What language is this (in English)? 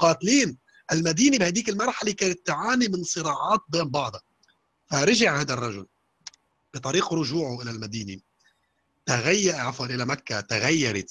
Arabic